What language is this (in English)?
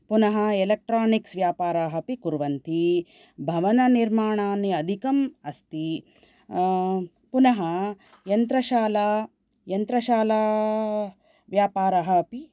Sanskrit